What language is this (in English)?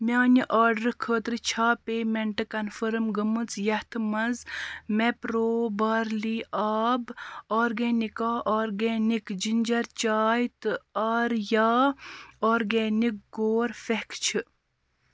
Kashmiri